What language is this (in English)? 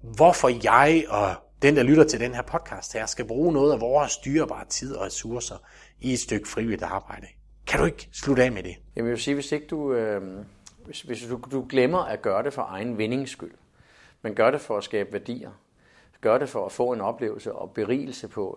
Danish